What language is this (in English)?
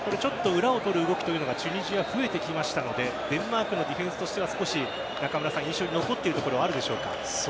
Japanese